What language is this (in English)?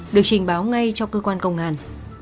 Vietnamese